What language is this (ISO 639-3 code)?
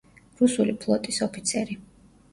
kat